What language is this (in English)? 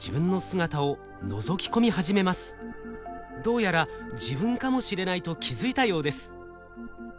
Japanese